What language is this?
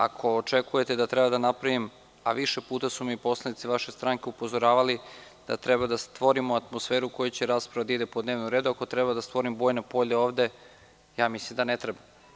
Serbian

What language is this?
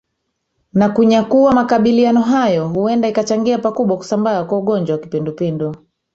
Swahili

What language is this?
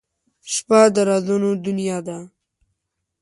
Pashto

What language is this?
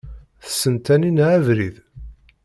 Kabyle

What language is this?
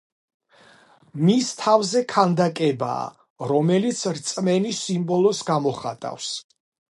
Georgian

